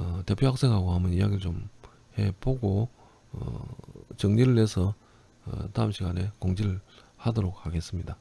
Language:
Korean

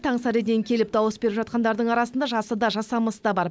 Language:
Kazakh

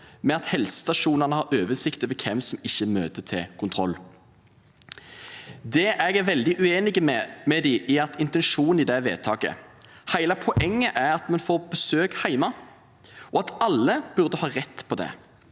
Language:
Norwegian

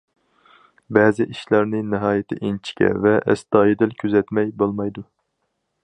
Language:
Uyghur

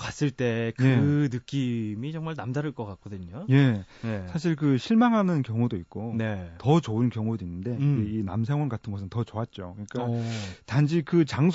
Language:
Korean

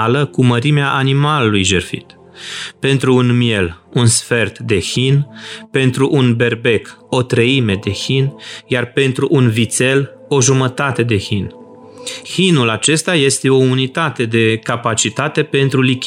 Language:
Romanian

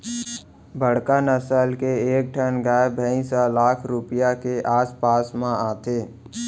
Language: Chhattisgarhi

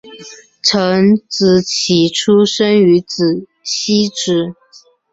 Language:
Chinese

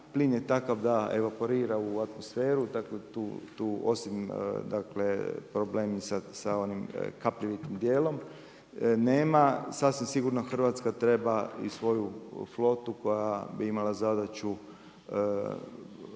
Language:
Croatian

